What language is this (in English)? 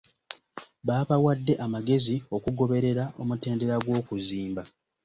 Ganda